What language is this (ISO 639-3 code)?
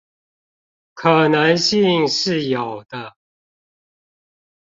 zho